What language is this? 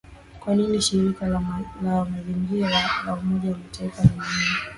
Swahili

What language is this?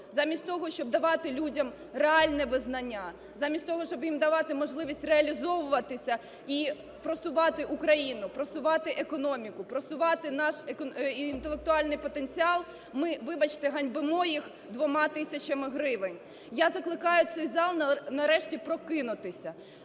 Ukrainian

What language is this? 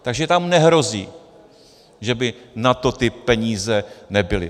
Czech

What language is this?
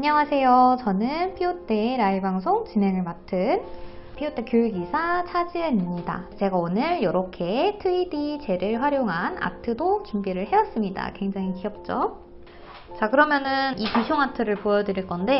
Korean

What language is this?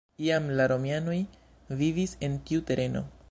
Esperanto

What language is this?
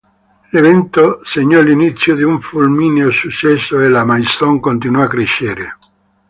Italian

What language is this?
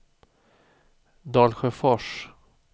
Swedish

